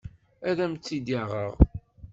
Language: Kabyle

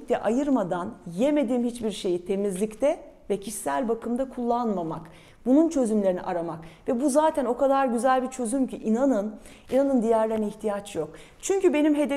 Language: Turkish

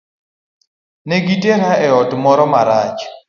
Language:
Luo (Kenya and Tanzania)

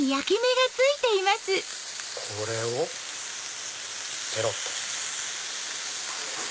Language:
Japanese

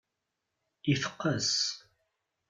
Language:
Kabyle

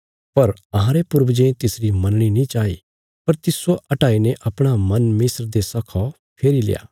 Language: Bilaspuri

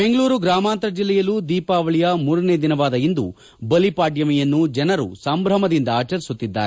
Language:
Kannada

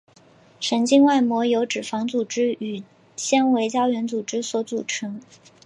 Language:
Chinese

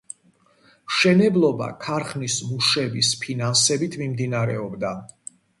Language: Georgian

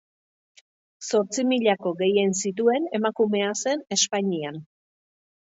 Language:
Basque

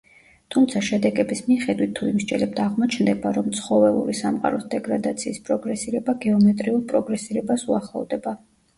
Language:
Georgian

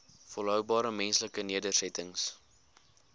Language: Afrikaans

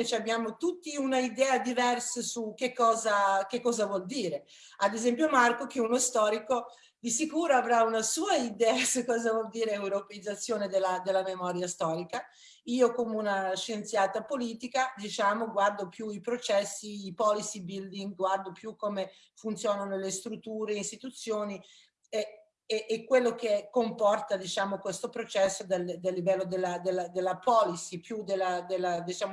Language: Italian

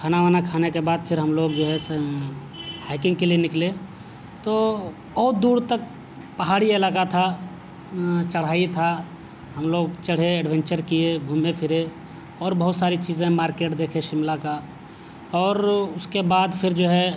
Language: Urdu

